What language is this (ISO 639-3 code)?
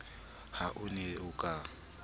sot